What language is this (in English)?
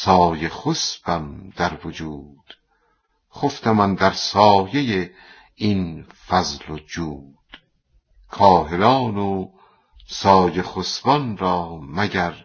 Persian